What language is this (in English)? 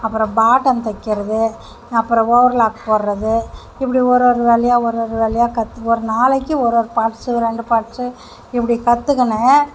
Tamil